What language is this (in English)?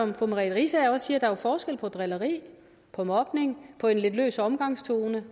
Danish